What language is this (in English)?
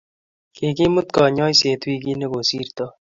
Kalenjin